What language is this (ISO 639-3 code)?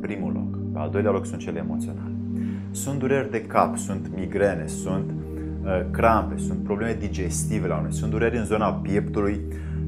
ron